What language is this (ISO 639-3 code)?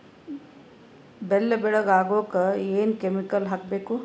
kan